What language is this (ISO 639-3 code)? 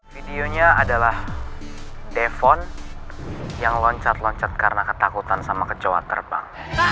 ind